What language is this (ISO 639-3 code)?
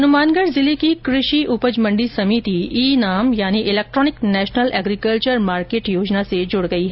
hin